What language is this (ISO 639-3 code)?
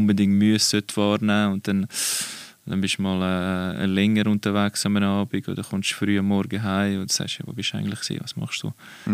deu